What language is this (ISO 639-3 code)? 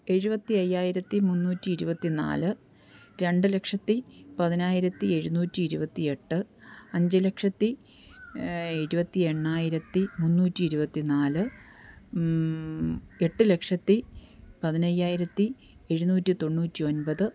mal